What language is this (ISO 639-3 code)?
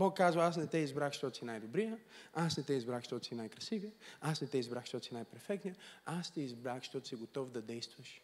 bul